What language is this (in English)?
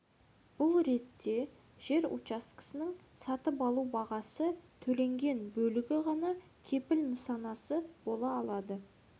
Kazakh